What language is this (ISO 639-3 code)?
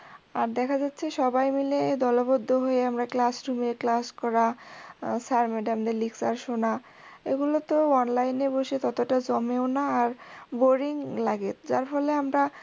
ben